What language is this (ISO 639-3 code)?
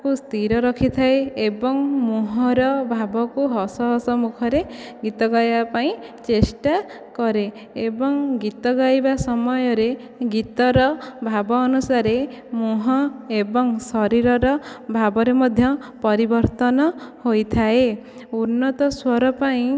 ori